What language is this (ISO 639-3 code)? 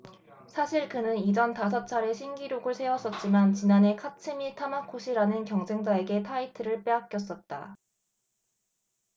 kor